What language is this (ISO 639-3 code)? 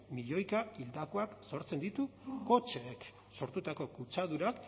eus